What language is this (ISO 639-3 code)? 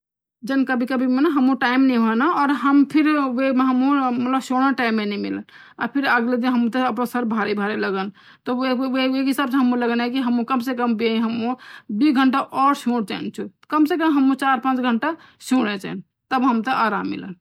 gbm